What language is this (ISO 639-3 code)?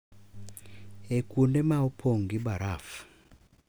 luo